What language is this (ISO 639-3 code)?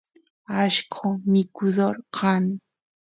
qus